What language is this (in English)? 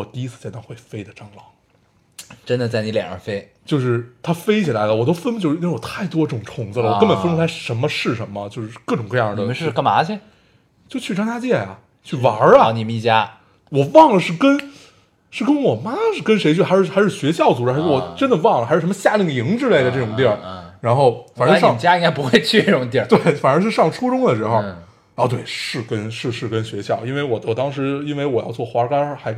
Chinese